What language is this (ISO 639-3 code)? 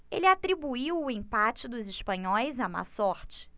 por